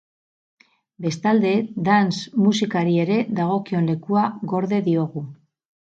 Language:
Basque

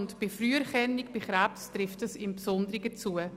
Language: Swiss German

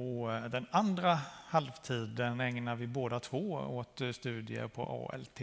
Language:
Swedish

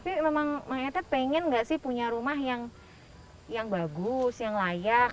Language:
Indonesian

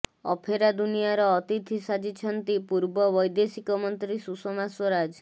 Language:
Odia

